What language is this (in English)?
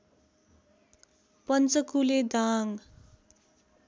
Nepali